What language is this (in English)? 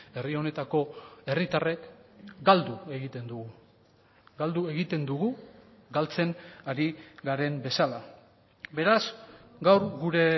Basque